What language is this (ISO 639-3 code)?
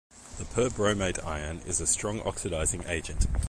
eng